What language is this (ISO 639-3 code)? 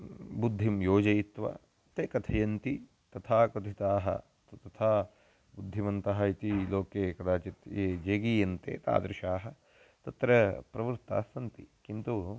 san